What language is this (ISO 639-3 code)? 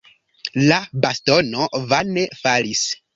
epo